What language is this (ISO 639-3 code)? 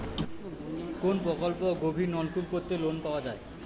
ben